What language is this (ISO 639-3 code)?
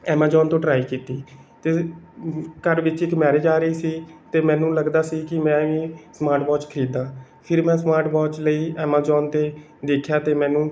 pan